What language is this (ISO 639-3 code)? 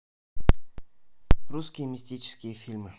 rus